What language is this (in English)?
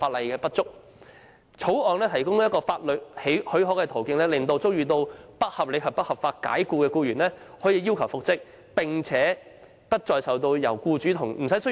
Cantonese